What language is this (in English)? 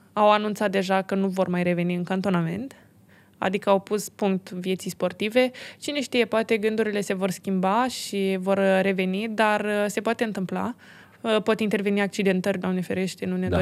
Romanian